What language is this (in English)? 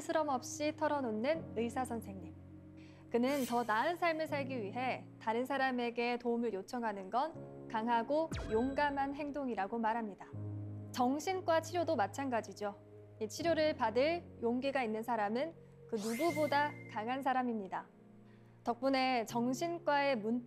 Korean